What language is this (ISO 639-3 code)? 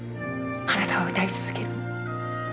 jpn